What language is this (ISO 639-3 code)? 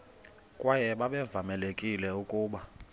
xho